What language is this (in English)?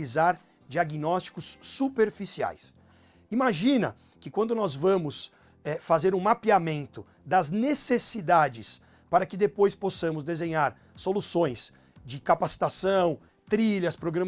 Portuguese